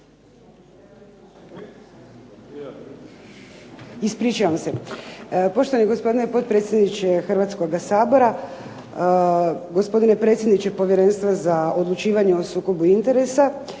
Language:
Croatian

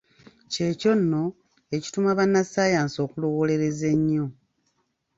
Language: Ganda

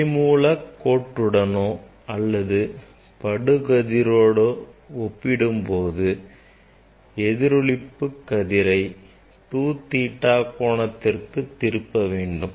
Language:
Tamil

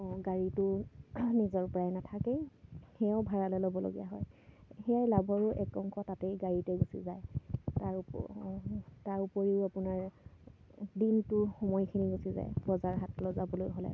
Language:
Assamese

